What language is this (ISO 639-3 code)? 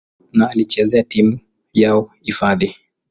swa